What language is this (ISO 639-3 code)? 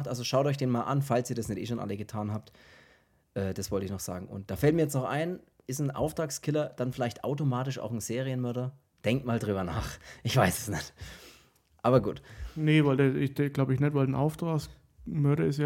deu